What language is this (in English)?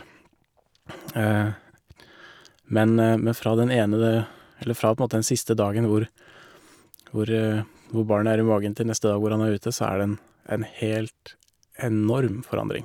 Norwegian